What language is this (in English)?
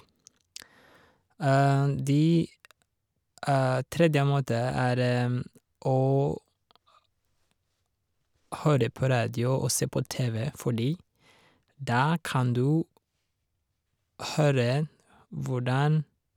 Norwegian